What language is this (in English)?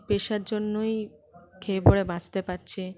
Bangla